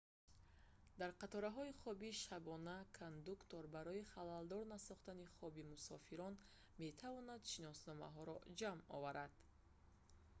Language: Tajik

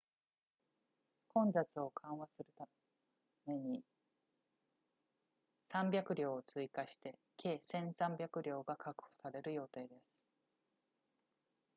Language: Japanese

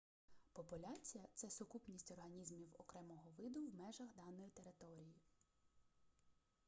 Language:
Ukrainian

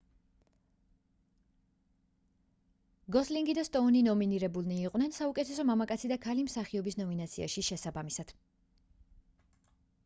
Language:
Georgian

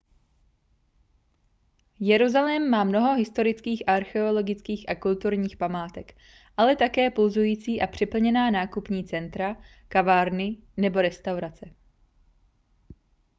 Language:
Czech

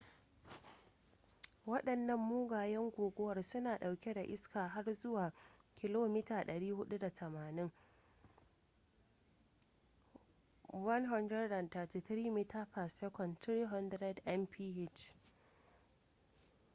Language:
Hausa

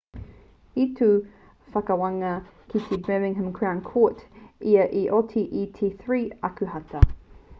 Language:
Māori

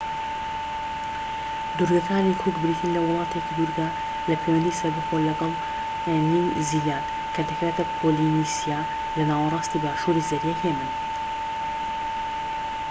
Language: Central Kurdish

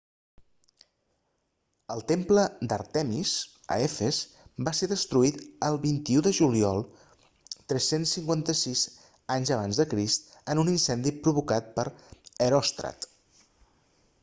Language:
Catalan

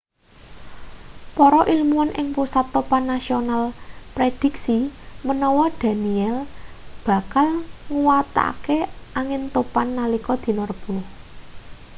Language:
Javanese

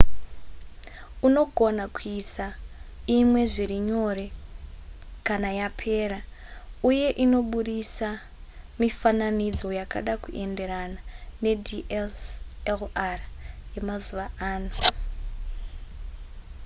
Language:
Shona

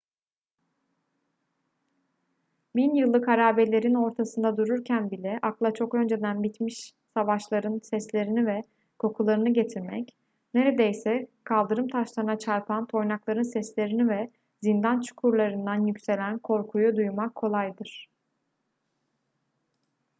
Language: Turkish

